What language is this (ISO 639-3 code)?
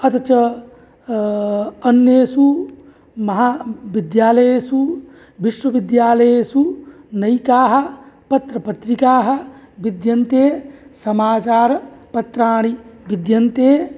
san